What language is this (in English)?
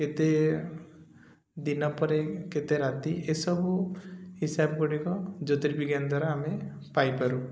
Odia